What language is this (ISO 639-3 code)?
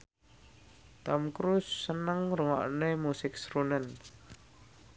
jav